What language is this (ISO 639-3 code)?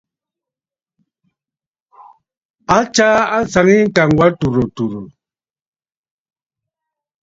bfd